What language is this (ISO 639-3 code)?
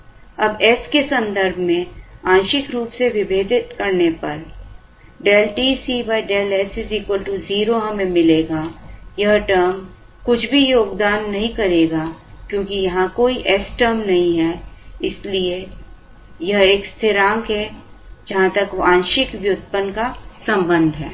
hin